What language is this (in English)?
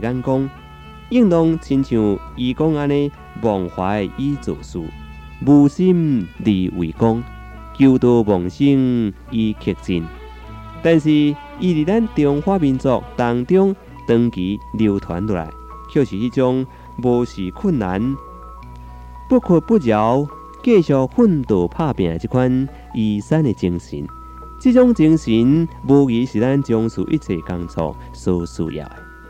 Chinese